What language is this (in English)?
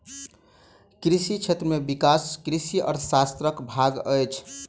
Maithili